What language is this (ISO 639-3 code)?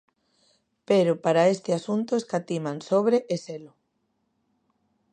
glg